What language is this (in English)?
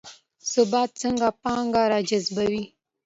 Pashto